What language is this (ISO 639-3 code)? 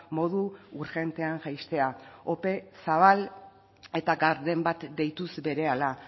eus